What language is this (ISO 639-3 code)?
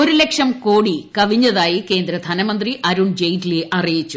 mal